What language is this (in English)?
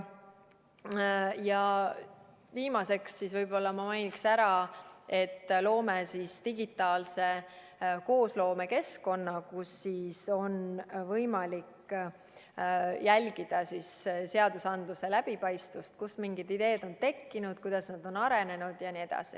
Estonian